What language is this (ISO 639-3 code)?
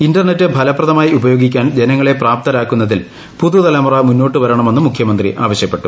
mal